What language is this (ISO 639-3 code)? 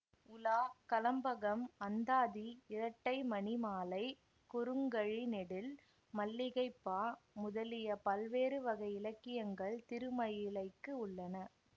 tam